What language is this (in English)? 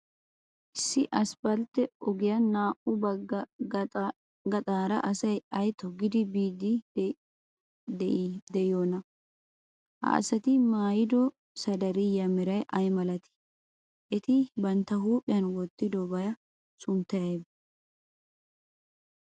Wolaytta